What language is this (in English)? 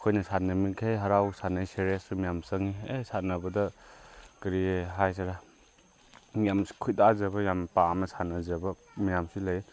Manipuri